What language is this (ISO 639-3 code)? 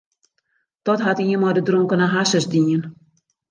fry